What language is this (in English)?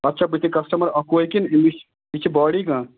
Kashmiri